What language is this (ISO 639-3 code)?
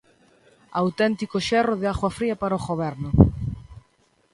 glg